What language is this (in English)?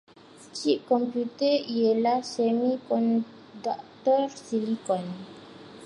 Malay